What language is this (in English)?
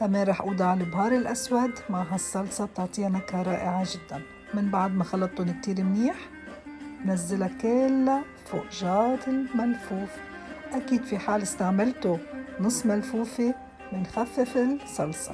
Arabic